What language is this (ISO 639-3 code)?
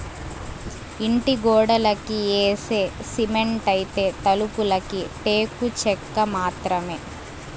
tel